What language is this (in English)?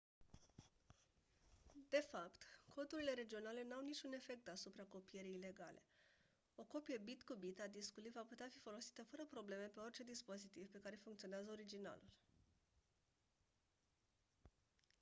Romanian